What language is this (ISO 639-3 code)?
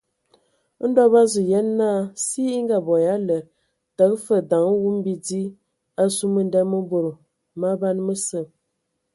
ewo